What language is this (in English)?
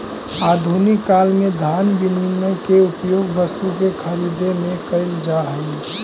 Magahi